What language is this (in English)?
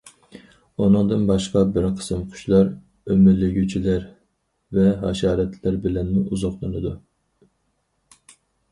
Uyghur